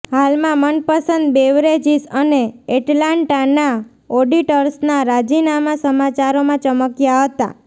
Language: Gujarati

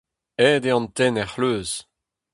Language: Breton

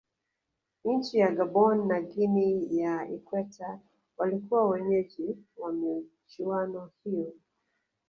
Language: Swahili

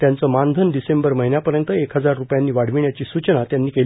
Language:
Marathi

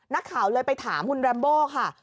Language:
Thai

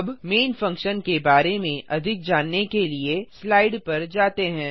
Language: Hindi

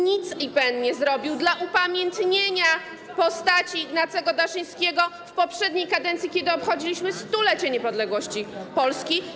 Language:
Polish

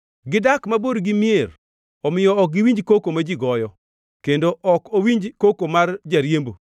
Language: Luo (Kenya and Tanzania)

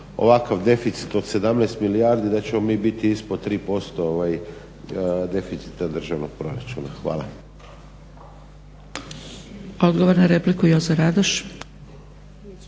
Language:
Croatian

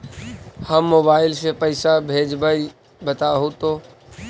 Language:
Magahi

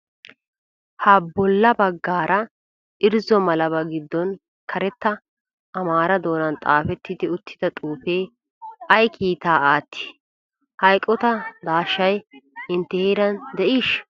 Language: Wolaytta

